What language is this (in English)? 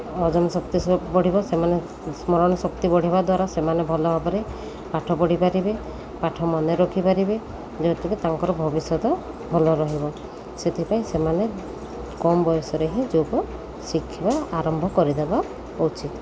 Odia